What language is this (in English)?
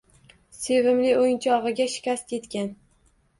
Uzbek